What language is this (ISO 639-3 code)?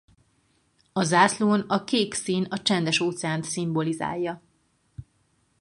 hun